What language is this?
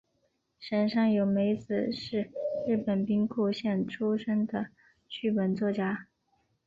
Chinese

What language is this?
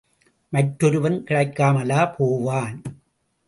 Tamil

